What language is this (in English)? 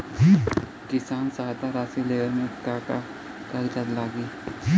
Bhojpuri